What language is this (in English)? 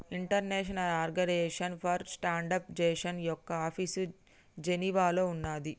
Telugu